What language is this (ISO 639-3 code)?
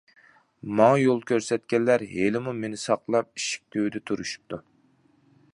uig